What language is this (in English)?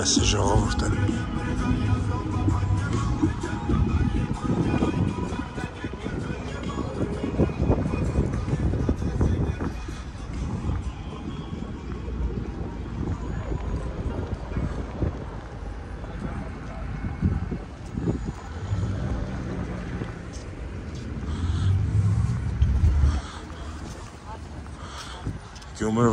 Romanian